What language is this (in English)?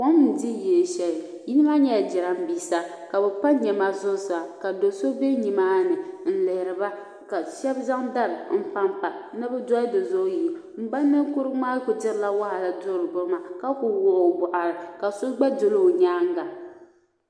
Dagbani